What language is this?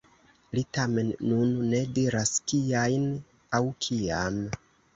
Esperanto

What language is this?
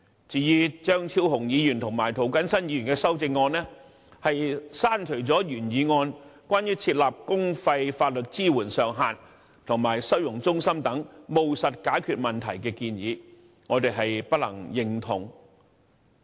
Cantonese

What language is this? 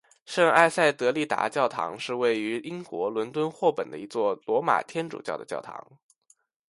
Chinese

